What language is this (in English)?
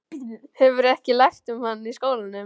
Icelandic